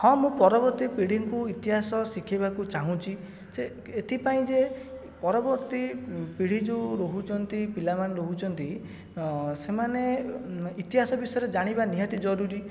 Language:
Odia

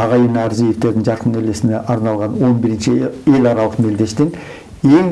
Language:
Turkish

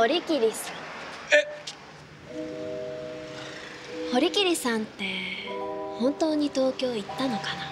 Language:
Japanese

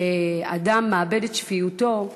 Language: Hebrew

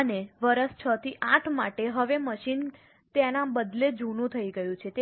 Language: Gujarati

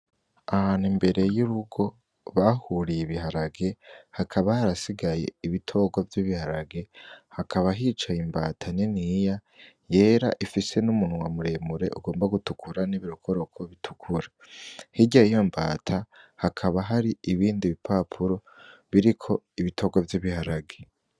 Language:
Rundi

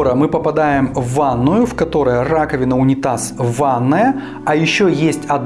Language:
Russian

